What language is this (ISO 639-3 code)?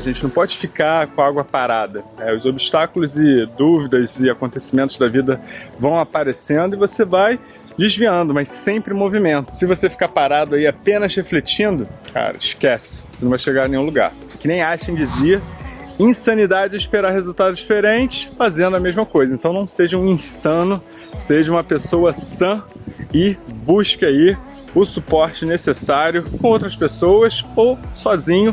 por